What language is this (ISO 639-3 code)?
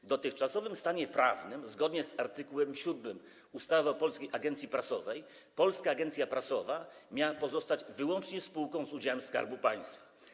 pol